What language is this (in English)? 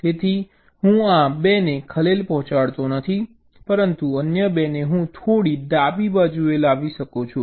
Gujarati